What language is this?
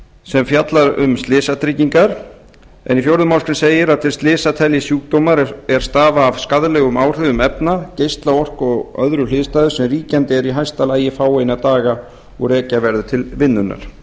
Icelandic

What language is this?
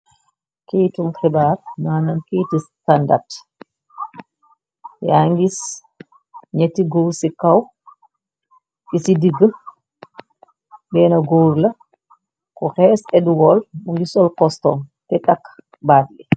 Wolof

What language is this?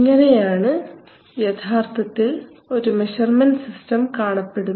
Malayalam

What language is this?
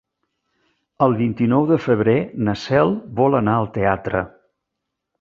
Catalan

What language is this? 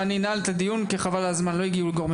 Hebrew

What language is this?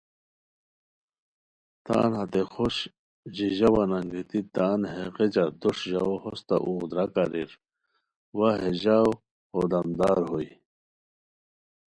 Khowar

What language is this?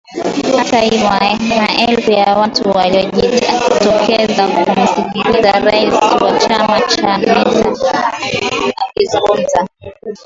Swahili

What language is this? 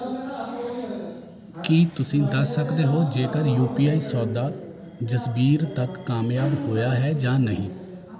Punjabi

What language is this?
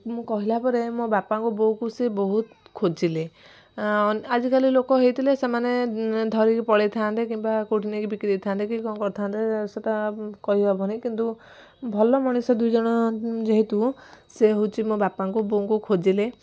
Odia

